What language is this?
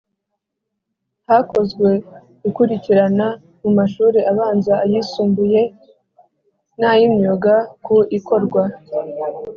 Kinyarwanda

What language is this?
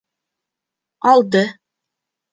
Bashkir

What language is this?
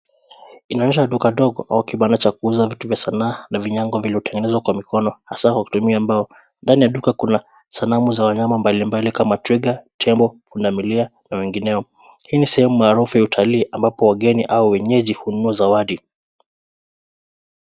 Swahili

